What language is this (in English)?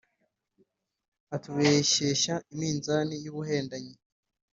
Kinyarwanda